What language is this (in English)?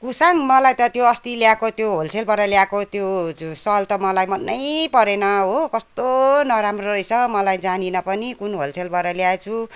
Nepali